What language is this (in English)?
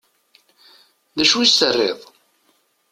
Kabyle